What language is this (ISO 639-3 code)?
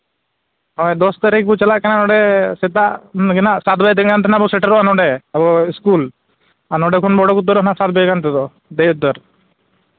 sat